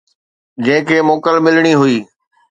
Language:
Sindhi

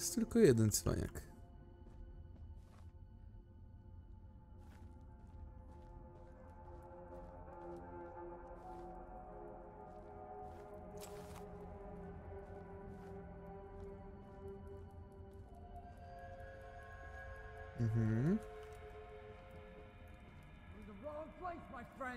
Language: Polish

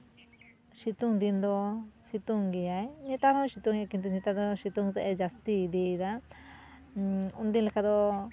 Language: Santali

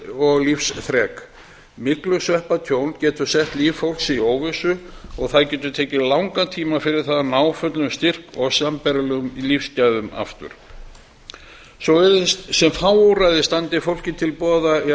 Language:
Icelandic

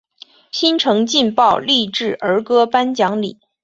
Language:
Chinese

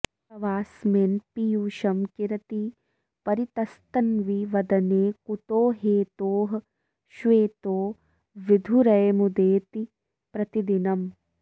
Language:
Sanskrit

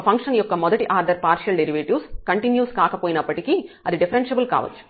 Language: Telugu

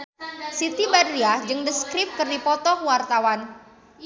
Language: Sundanese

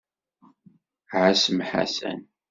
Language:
Kabyle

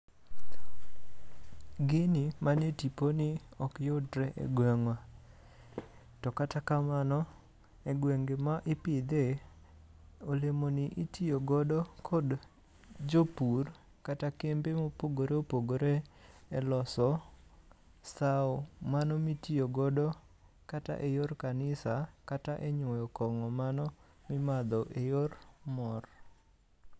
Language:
Luo (Kenya and Tanzania)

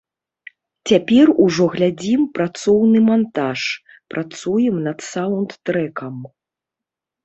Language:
Belarusian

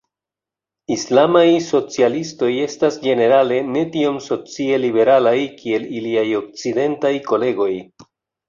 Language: Esperanto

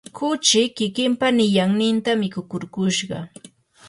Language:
Yanahuanca Pasco Quechua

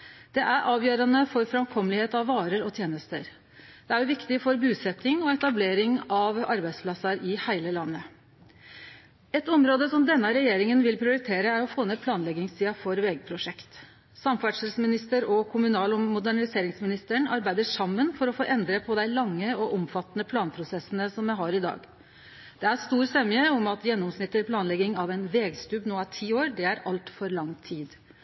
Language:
Norwegian Nynorsk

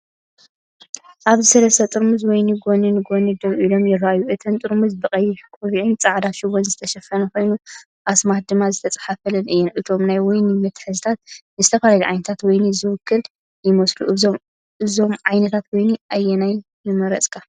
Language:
Tigrinya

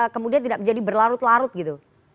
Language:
Indonesian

